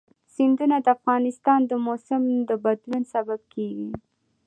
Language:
Pashto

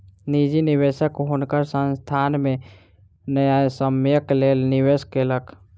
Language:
Maithili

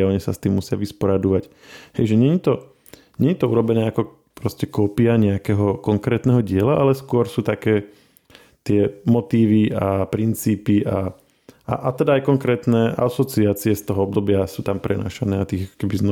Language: Slovak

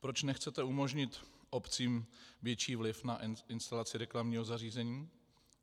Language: Czech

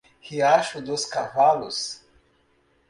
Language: Portuguese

